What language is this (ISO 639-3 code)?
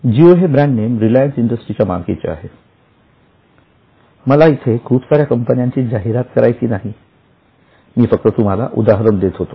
mar